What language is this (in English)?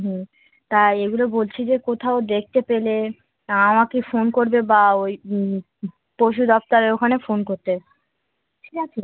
Bangla